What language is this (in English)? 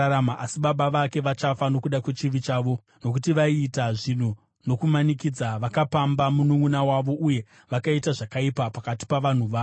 Shona